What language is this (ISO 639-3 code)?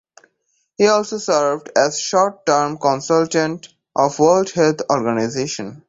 eng